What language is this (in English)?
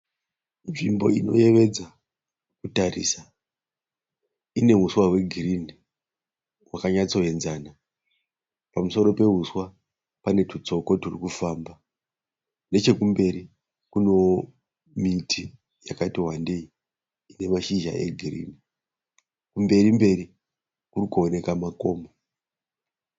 Shona